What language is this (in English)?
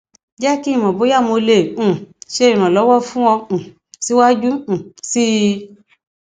Yoruba